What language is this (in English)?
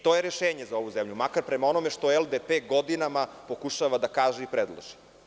Serbian